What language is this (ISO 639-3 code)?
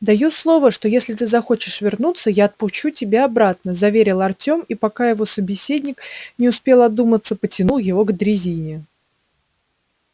rus